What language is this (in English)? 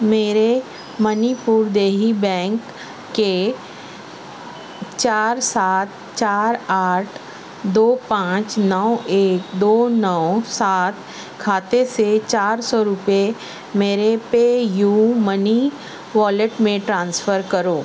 Urdu